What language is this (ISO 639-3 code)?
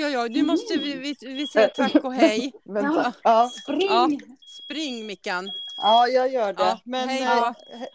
swe